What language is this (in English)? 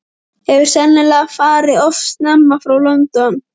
Icelandic